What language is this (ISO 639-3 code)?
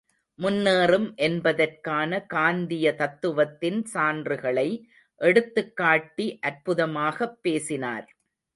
tam